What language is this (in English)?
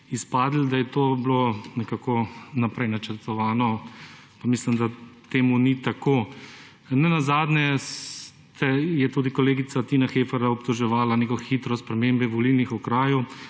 Slovenian